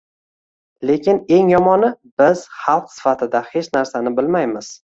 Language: Uzbek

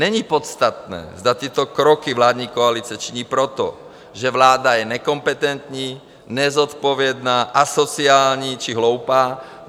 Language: Czech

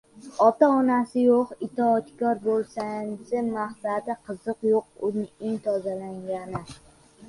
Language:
Uzbek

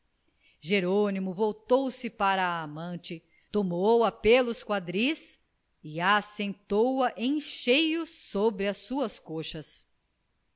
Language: Portuguese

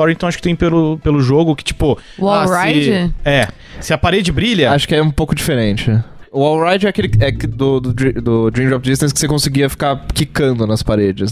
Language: Portuguese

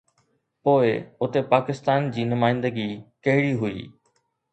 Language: Sindhi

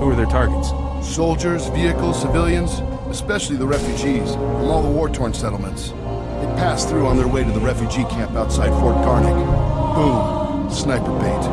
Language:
English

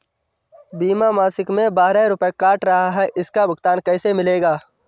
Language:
Hindi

